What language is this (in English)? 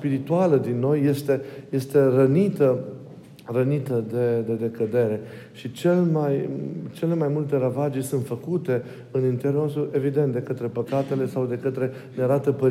Romanian